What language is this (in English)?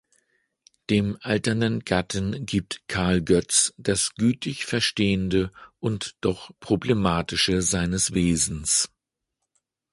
German